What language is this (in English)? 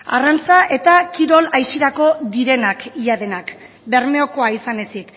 Basque